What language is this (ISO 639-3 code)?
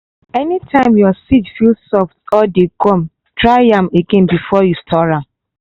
pcm